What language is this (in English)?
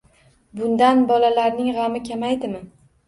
Uzbek